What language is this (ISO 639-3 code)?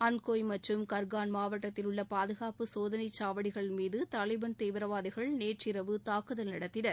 tam